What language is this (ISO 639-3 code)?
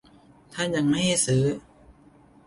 tha